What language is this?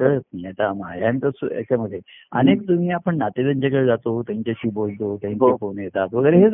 Marathi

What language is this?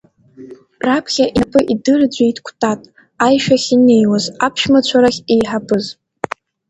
Abkhazian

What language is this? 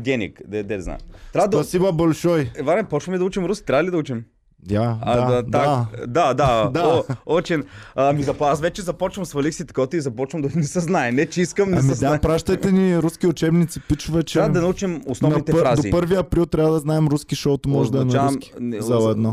Bulgarian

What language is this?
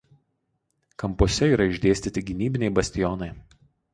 Lithuanian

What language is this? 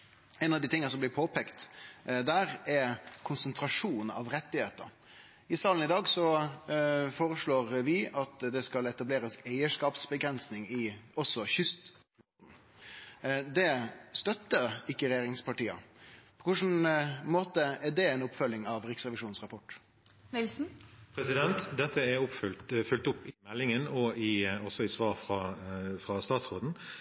Norwegian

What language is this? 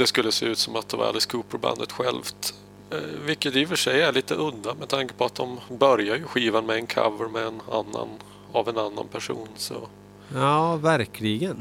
Swedish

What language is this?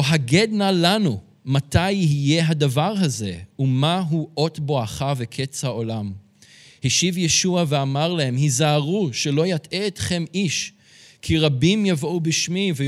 Hebrew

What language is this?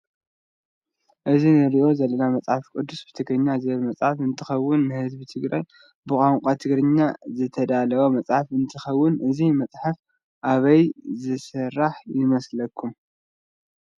Tigrinya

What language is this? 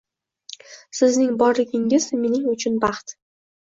Uzbek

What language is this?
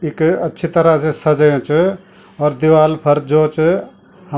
Garhwali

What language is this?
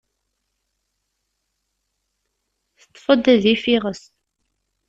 Kabyle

